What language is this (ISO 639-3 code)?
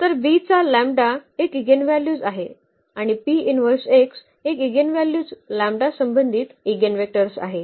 mar